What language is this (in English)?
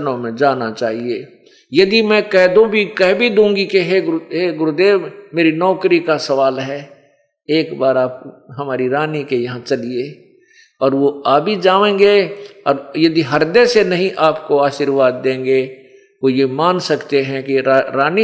Hindi